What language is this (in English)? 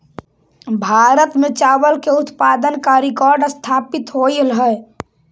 Magahi